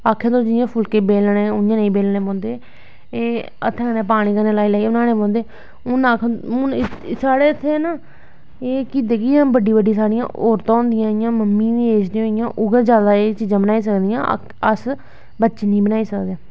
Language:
Dogri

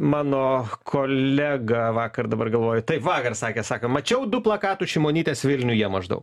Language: Lithuanian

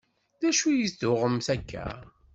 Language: Kabyle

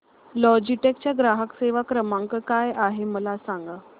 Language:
Marathi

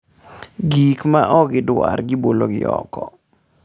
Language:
Luo (Kenya and Tanzania)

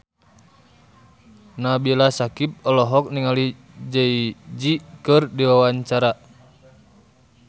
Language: Sundanese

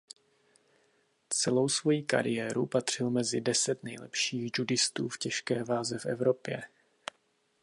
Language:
Czech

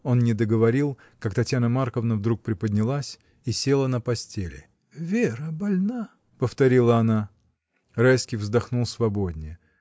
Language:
Russian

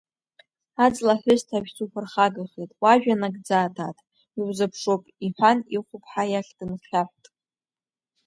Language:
Abkhazian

